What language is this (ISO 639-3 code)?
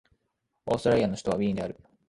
jpn